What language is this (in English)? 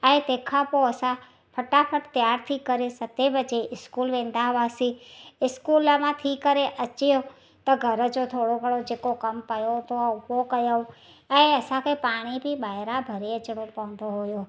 Sindhi